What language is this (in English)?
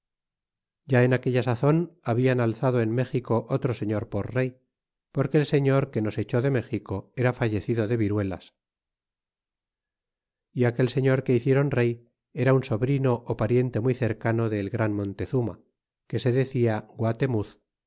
Spanish